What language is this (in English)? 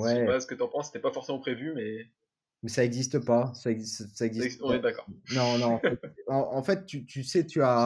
French